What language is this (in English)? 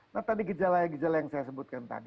Indonesian